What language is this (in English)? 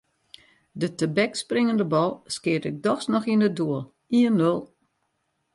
Western Frisian